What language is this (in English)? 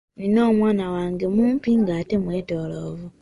Ganda